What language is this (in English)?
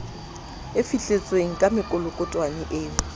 Southern Sotho